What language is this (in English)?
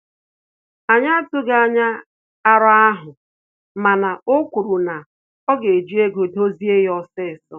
Igbo